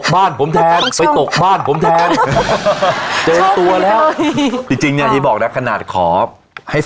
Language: Thai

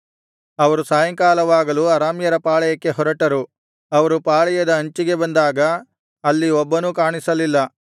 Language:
Kannada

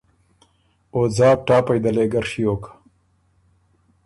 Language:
Ormuri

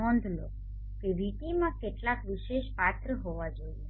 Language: Gujarati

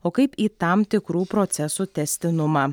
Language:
Lithuanian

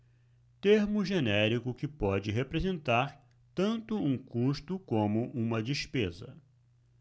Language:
Portuguese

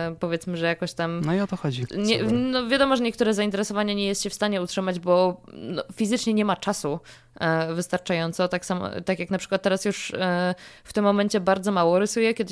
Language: Polish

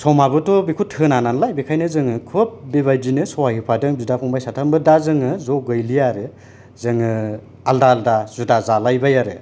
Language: Bodo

